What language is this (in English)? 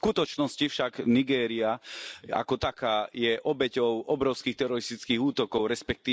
Slovak